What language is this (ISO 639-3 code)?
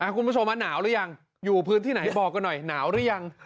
tha